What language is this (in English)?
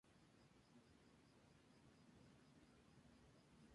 Spanish